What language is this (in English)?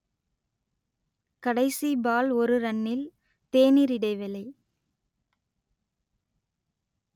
Tamil